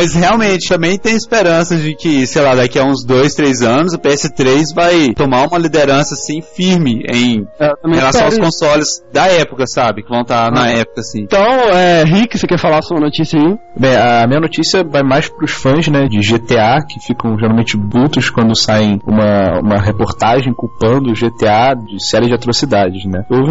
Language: Portuguese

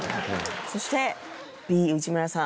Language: Japanese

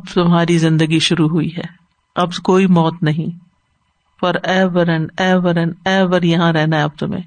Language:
Urdu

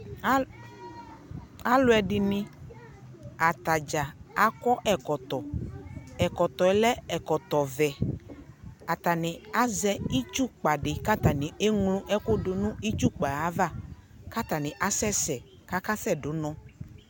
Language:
Ikposo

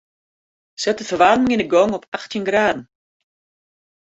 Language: Western Frisian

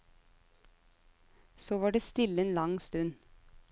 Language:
Norwegian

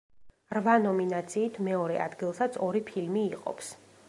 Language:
Georgian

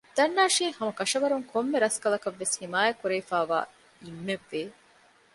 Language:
Divehi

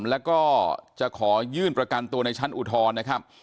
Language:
Thai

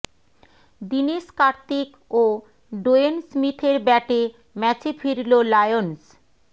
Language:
Bangla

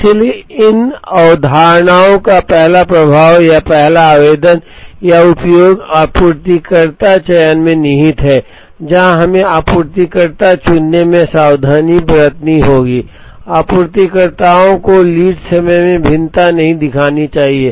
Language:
Hindi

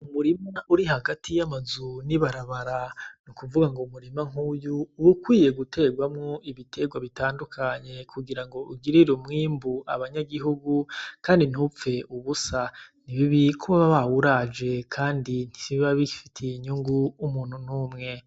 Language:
Rundi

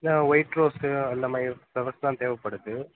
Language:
Tamil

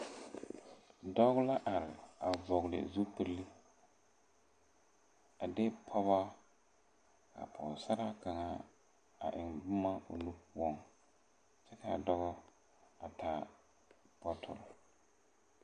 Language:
Southern Dagaare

